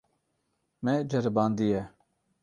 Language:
Kurdish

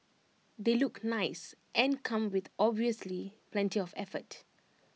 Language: English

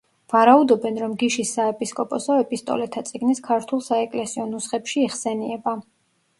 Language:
Georgian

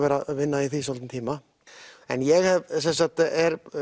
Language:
Icelandic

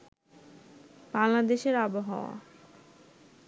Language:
Bangla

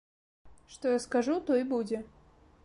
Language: Belarusian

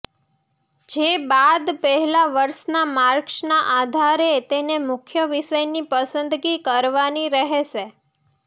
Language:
Gujarati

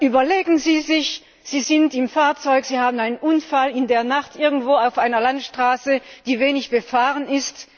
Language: German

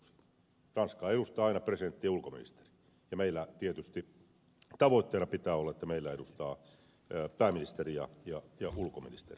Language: Finnish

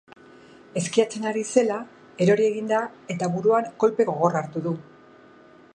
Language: Basque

